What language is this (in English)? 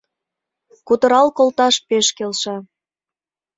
Mari